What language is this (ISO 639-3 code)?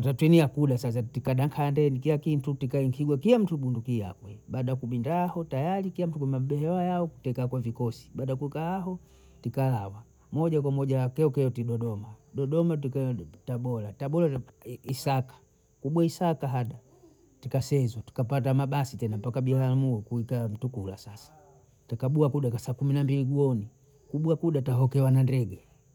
bou